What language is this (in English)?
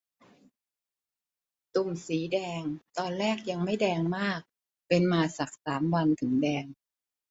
Thai